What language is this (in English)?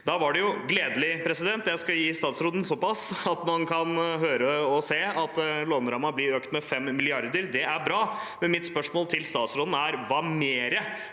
Norwegian